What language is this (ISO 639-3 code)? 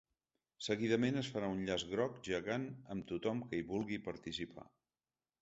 cat